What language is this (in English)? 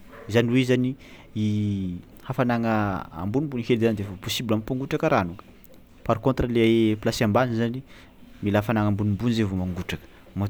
Tsimihety Malagasy